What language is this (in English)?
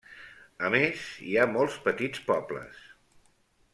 Catalan